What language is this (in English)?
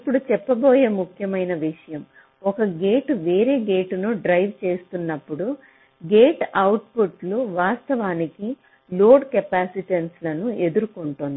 Telugu